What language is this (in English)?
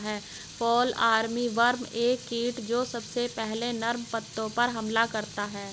Hindi